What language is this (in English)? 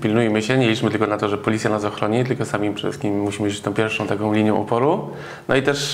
Polish